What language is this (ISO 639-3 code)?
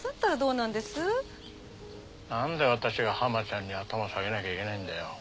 jpn